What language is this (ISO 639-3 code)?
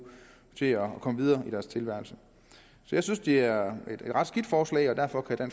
dan